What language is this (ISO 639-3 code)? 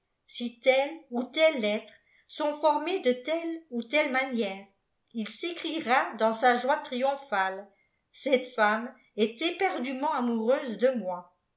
fra